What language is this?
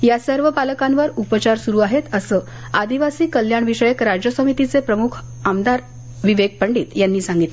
Marathi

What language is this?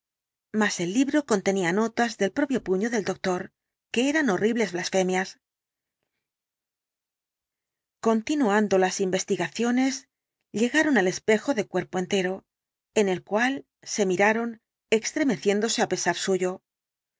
Spanish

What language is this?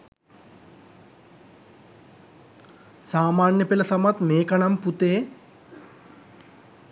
Sinhala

